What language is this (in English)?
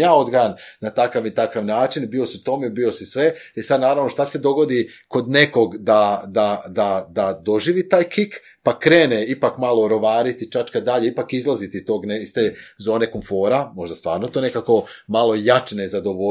Croatian